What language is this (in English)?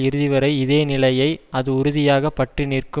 Tamil